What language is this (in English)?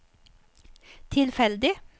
Norwegian